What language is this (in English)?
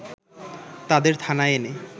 Bangla